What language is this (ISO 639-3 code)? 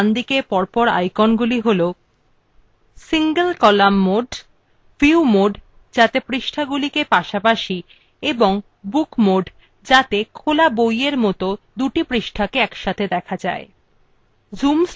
ben